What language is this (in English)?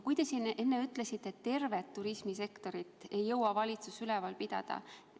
Estonian